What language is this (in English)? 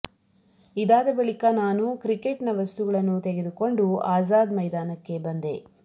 Kannada